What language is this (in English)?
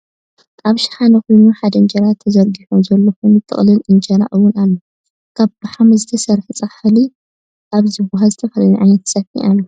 Tigrinya